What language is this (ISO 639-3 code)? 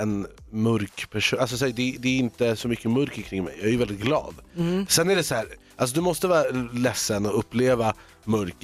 swe